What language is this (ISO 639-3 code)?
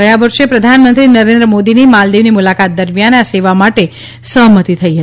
guj